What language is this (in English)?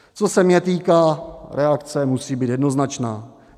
Czech